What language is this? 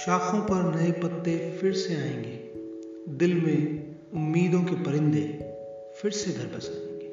Hindi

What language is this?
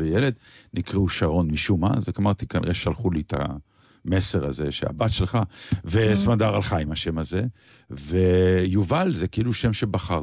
Hebrew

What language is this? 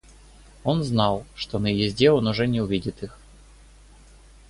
Russian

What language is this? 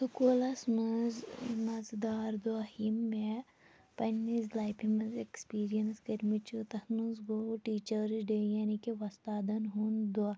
Kashmiri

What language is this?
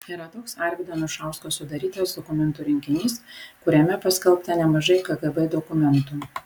Lithuanian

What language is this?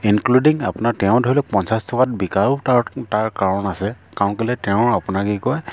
Assamese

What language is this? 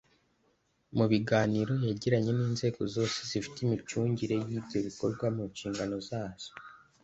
Kinyarwanda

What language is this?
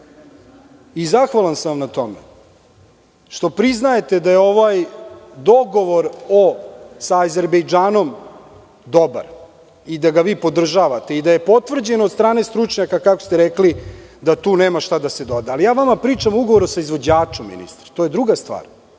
Serbian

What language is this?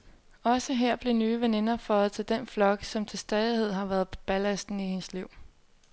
Danish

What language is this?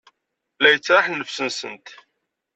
Kabyle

